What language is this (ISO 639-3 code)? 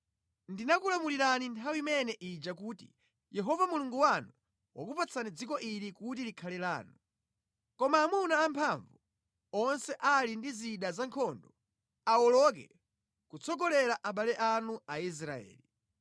nya